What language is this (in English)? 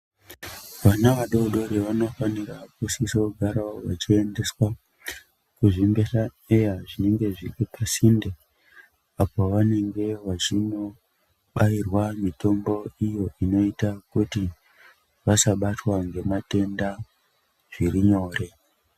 Ndau